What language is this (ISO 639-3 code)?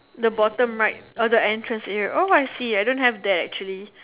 eng